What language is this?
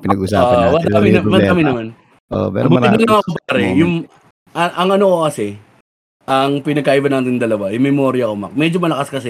Filipino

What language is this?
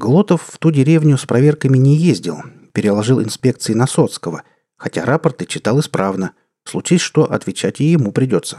Russian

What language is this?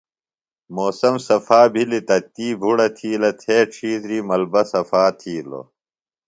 Phalura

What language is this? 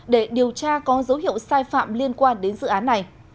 Vietnamese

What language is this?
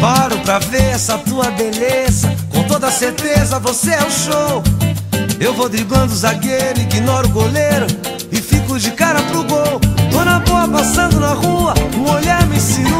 Portuguese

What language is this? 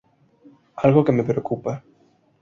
Spanish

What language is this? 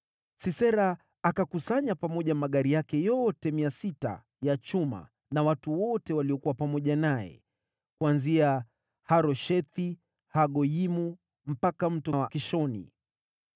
Swahili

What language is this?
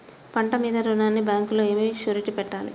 Telugu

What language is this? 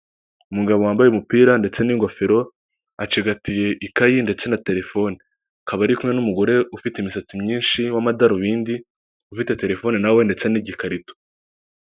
Kinyarwanda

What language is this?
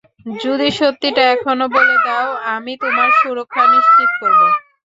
Bangla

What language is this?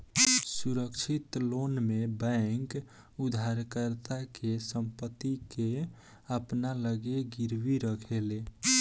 Bhojpuri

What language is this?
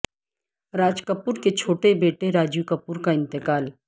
Urdu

